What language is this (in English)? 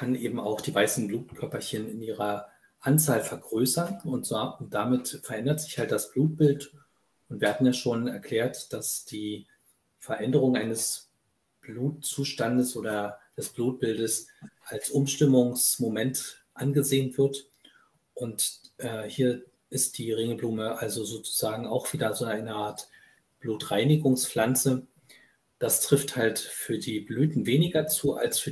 German